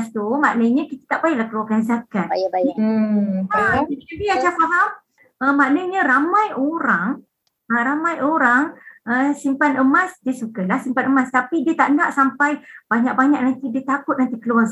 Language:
Malay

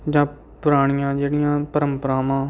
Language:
Punjabi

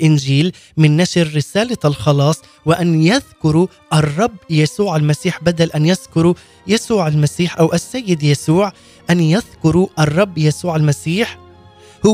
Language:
Arabic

